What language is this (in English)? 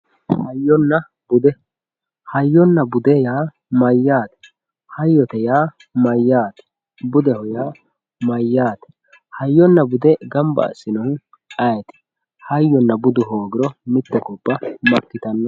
Sidamo